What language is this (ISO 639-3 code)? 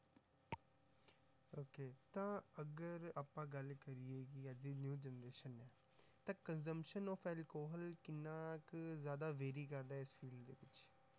pan